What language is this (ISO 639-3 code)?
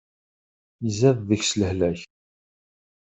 kab